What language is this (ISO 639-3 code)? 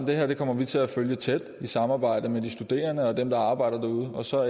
dan